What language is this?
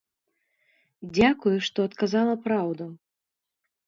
Belarusian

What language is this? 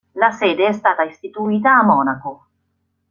Italian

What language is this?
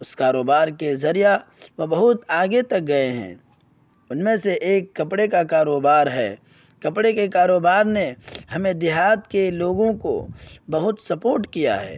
Urdu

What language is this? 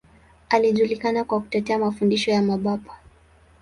Swahili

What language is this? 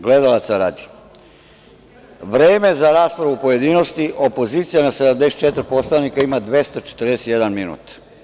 Serbian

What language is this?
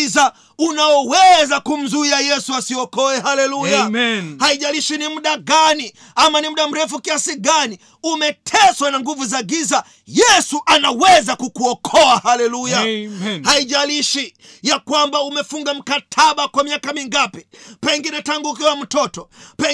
Swahili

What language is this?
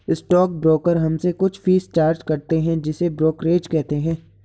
Hindi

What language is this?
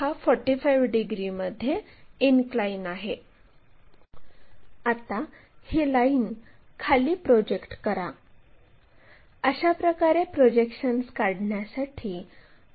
Marathi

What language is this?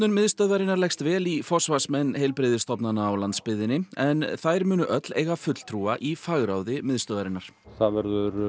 Icelandic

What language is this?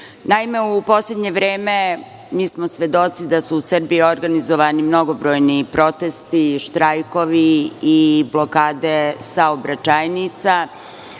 Serbian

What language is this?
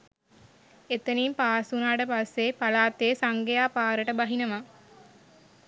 Sinhala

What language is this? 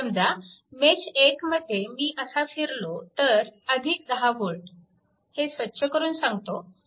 Marathi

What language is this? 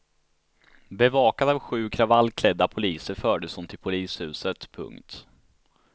Swedish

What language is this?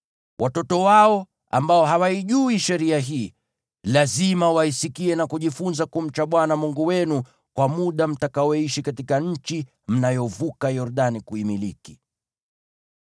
Swahili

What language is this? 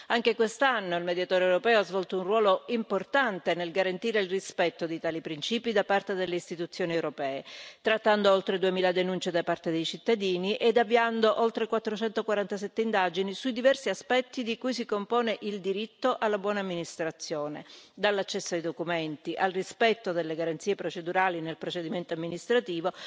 Italian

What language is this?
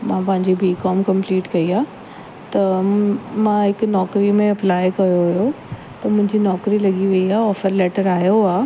Sindhi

